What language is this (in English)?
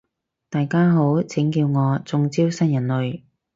Cantonese